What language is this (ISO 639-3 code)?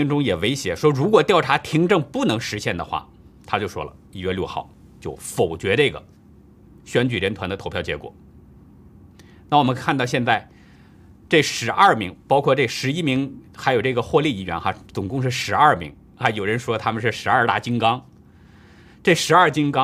zho